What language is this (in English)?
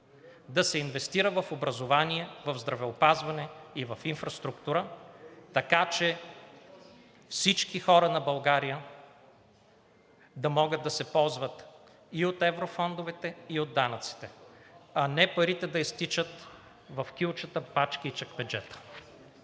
Bulgarian